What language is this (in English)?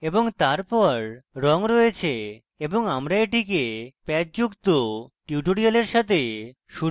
Bangla